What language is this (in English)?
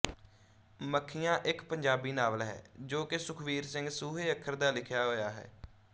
Punjabi